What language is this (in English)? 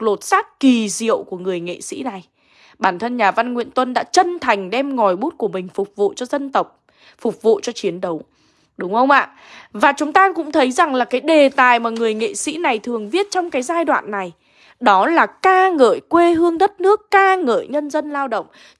Vietnamese